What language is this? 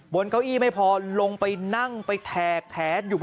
Thai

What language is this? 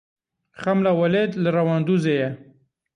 Kurdish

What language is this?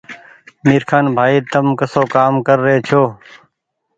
Goaria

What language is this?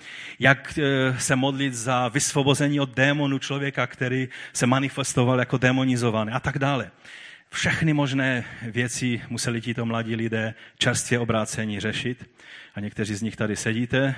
Czech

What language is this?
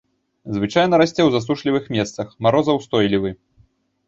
Belarusian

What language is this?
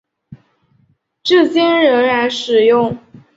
Chinese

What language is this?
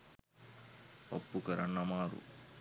Sinhala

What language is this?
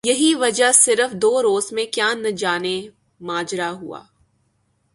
Urdu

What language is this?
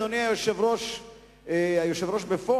Hebrew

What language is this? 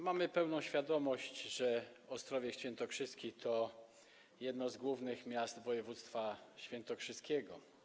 Polish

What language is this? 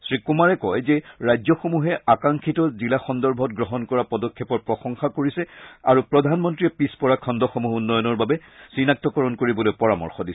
Assamese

